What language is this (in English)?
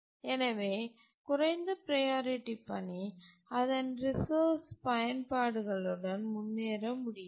Tamil